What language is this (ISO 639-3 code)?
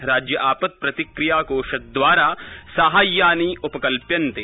san